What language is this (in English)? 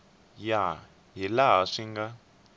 Tsonga